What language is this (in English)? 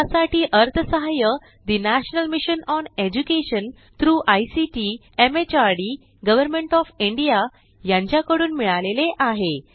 Marathi